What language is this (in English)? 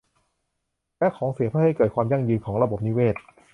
Thai